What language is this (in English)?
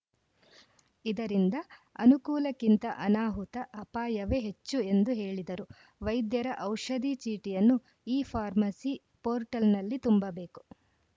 Kannada